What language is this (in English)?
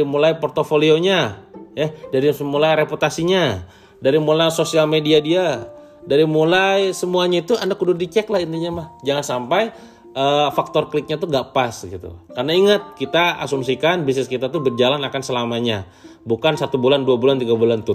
Indonesian